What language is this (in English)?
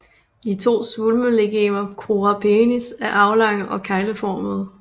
Danish